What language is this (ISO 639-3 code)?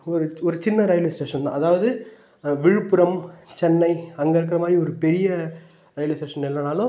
tam